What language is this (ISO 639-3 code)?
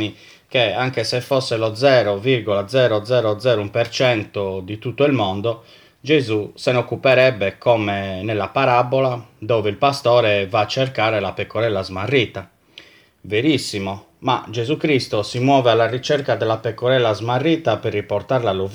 ita